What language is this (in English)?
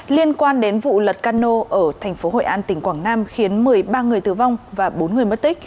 Vietnamese